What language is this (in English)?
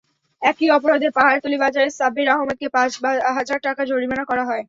Bangla